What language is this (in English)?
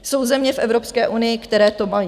Czech